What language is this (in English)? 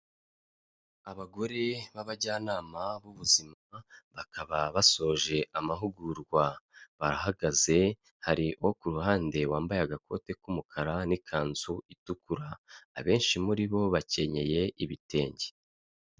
Kinyarwanda